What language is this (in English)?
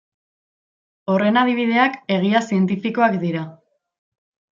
Basque